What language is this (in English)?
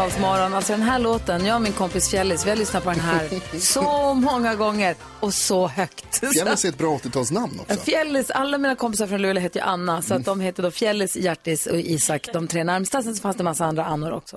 Swedish